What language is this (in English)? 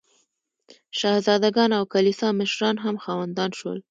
Pashto